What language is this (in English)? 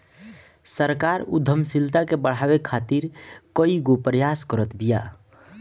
Bhojpuri